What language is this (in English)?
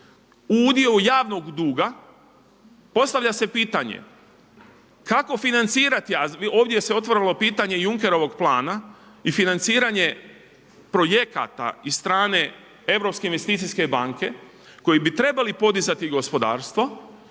Croatian